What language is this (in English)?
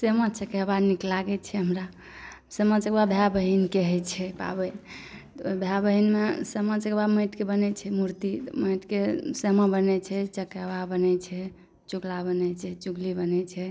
Maithili